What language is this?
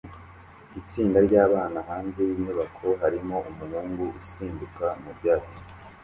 Kinyarwanda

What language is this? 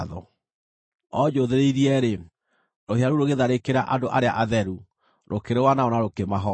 Kikuyu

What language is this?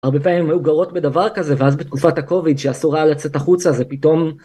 Hebrew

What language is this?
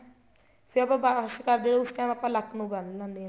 Punjabi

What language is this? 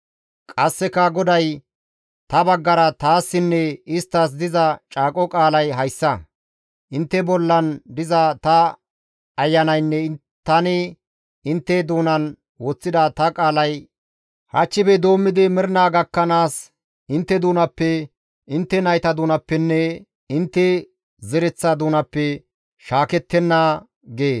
Gamo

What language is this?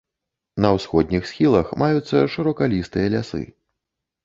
Belarusian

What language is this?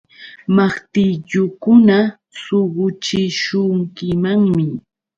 Yauyos Quechua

